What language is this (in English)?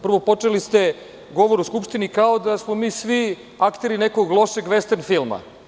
Serbian